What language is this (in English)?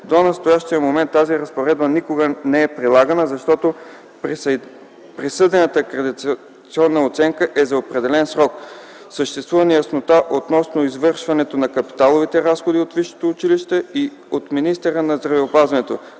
Bulgarian